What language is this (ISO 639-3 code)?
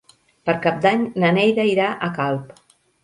cat